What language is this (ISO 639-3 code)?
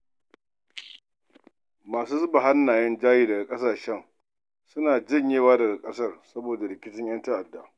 hau